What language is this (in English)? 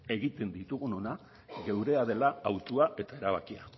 Basque